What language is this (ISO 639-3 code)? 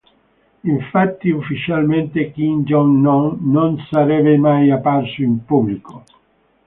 ita